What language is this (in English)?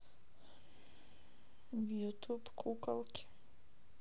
Russian